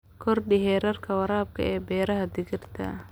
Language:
Somali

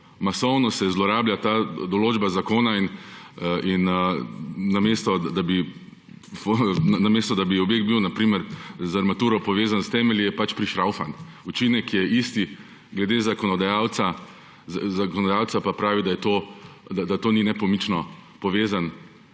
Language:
Slovenian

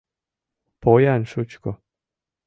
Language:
Mari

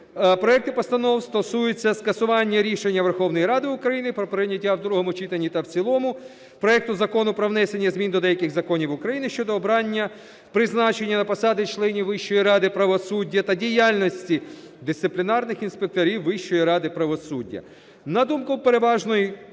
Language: Ukrainian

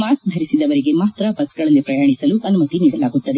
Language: Kannada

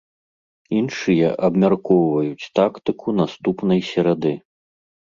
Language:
Belarusian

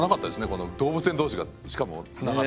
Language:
Japanese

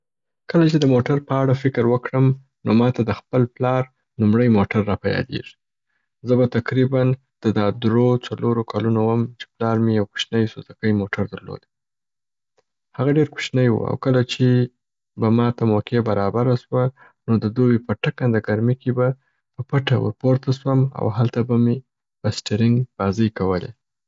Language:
Southern Pashto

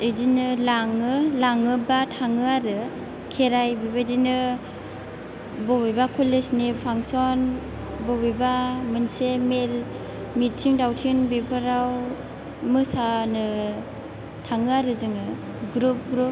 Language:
Bodo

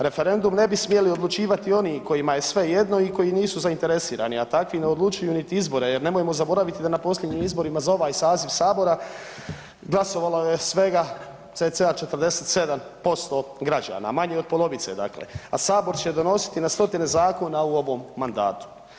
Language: Croatian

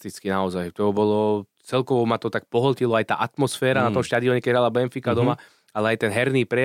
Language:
Slovak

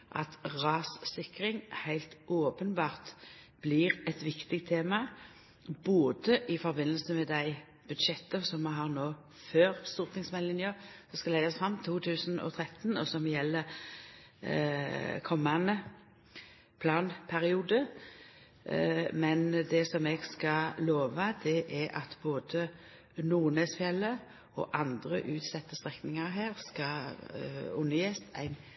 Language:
Norwegian Nynorsk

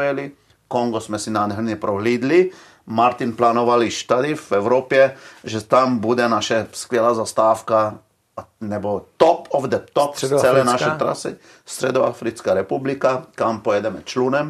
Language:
Czech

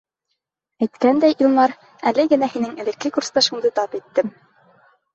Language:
Bashkir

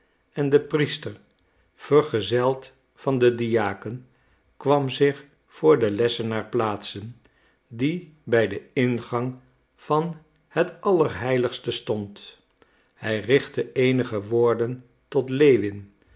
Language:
Dutch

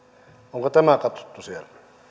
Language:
Finnish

